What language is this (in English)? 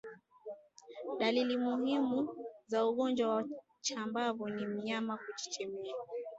Swahili